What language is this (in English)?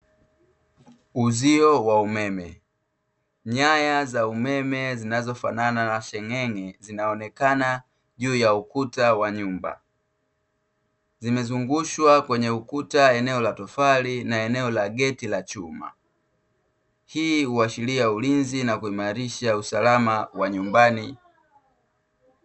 Swahili